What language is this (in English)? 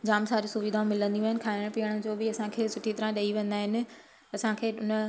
Sindhi